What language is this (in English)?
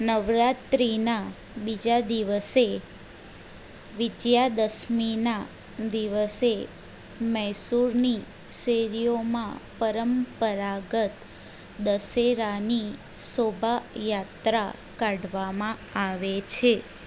Gujarati